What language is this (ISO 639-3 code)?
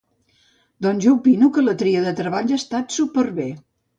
cat